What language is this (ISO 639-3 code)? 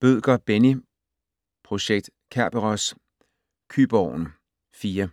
dan